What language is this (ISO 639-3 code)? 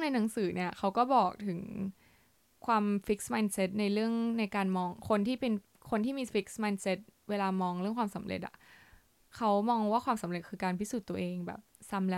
tha